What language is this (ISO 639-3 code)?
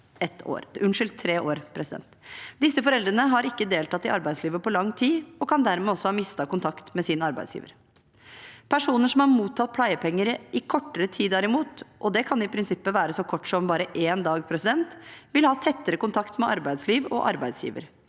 nor